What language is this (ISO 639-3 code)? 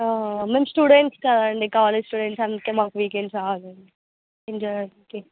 tel